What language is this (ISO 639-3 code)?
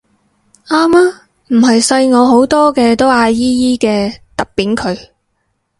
yue